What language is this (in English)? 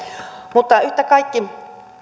Finnish